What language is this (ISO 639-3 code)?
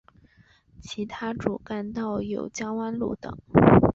zho